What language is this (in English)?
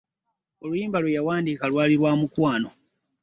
Ganda